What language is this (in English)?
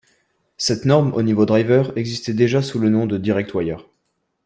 French